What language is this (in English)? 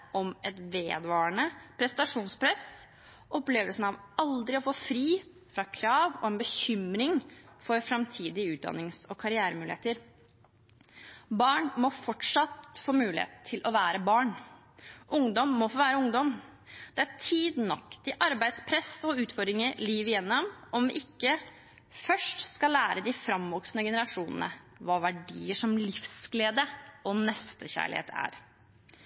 Norwegian Bokmål